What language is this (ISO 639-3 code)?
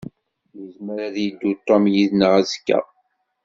kab